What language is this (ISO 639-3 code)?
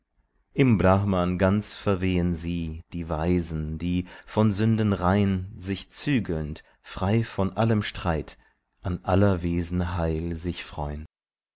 deu